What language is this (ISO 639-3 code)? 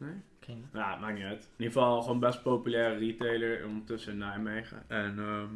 nld